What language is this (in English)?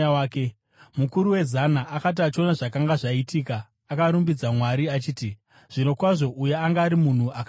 Shona